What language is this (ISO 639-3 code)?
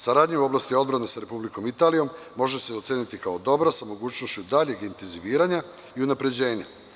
srp